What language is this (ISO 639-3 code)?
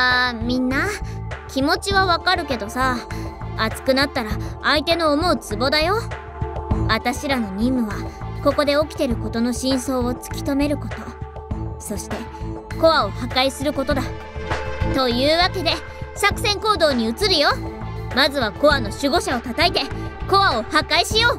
jpn